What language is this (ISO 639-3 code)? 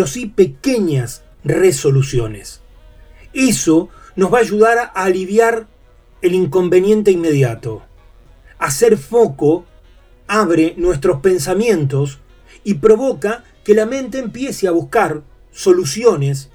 spa